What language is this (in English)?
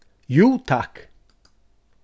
Faroese